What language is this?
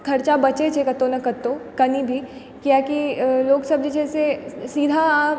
Maithili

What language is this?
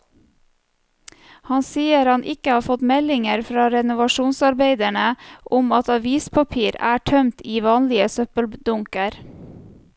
Norwegian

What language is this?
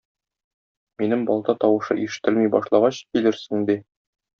Tatar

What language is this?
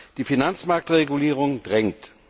German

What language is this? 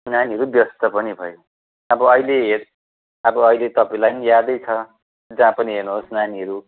Nepali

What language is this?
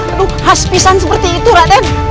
Indonesian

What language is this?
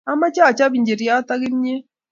Kalenjin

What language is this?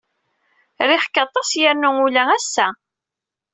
Kabyle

